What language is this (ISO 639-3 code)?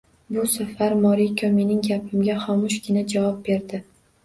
uzb